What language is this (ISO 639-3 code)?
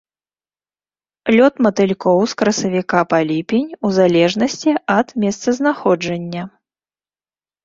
bel